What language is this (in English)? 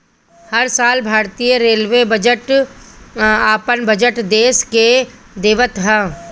Bhojpuri